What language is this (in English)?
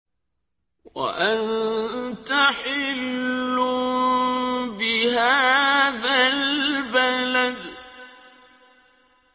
Arabic